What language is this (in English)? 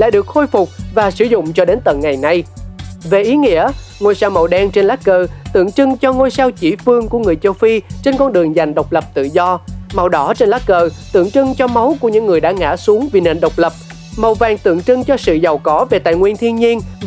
Vietnamese